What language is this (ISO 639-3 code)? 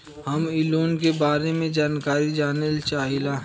bho